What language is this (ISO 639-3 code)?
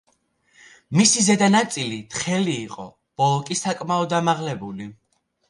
kat